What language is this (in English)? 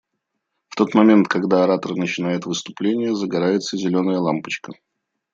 Russian